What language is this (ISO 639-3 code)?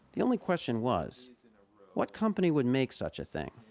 eng